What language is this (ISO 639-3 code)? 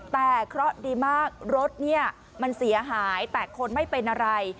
tha